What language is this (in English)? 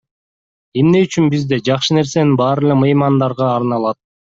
Kyrgyz